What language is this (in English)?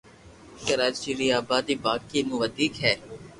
Loarki